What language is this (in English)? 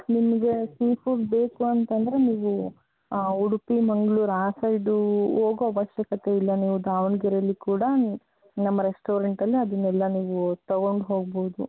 Kannada